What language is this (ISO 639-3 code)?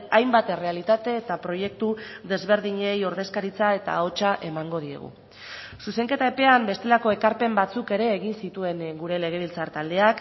eus